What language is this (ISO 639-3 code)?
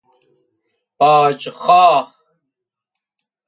fas